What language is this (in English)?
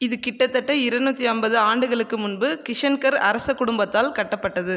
Tamil